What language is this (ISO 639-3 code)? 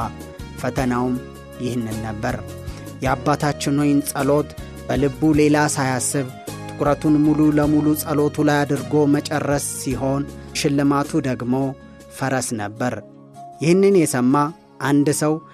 amh